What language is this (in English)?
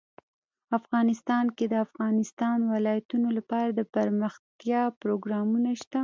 Pashto